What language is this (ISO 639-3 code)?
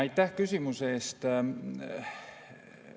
est